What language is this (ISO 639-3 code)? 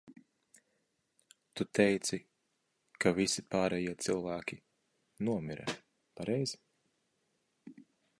lav